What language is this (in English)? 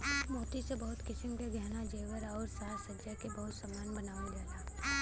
Bhojpuri